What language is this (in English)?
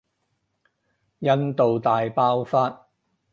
Cantonese